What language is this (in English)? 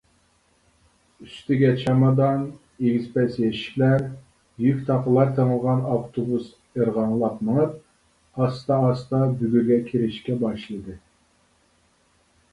Uyghur